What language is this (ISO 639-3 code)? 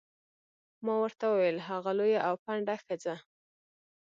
pus